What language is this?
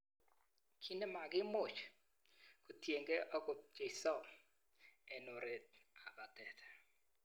Kalenjin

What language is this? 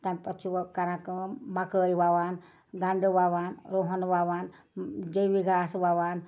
Kashmiri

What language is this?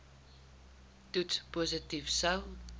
Afrikaans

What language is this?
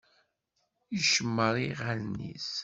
Kabyle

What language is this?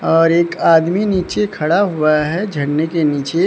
Hindi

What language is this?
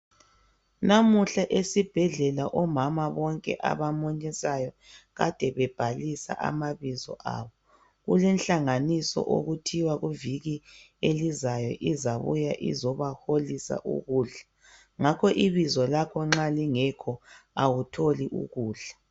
North Ndebele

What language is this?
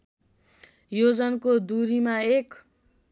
Nepali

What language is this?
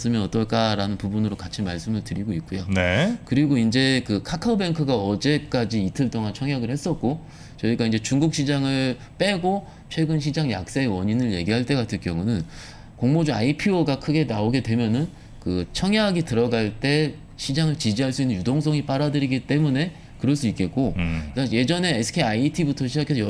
Korean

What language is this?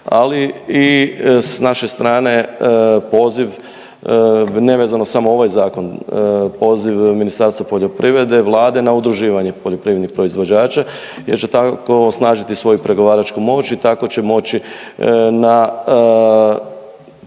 Croatian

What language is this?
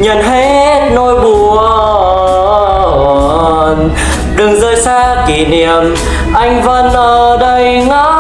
Vietnamese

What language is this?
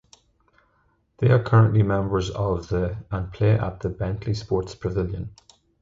English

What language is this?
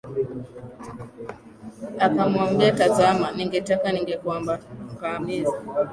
Swahili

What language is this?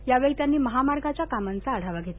Marathi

